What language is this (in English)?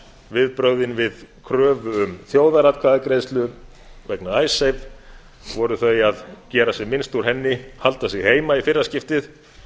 Icelandic